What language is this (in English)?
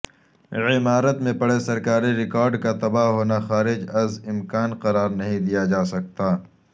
Urdu